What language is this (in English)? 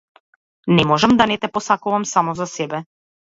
Macedonian